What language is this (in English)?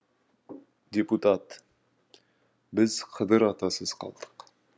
Kazakh